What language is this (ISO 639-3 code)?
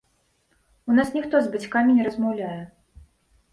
bel